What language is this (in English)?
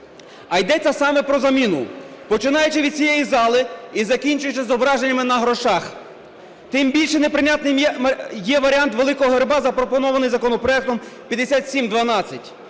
Ukrainian